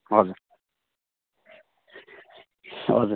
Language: Nepali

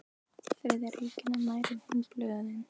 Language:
Icelandic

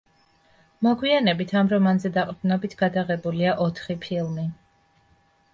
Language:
Georgian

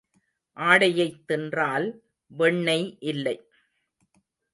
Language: Tamil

